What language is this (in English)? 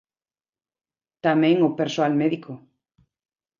Galician